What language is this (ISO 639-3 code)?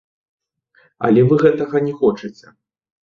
bel